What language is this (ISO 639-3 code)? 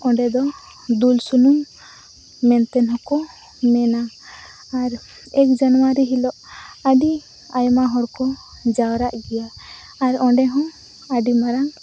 sat